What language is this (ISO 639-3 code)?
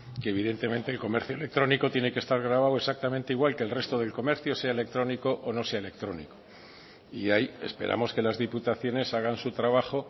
spa